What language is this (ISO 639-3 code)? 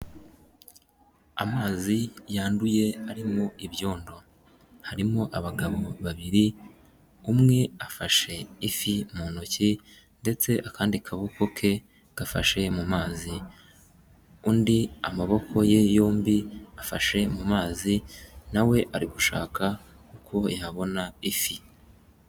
kin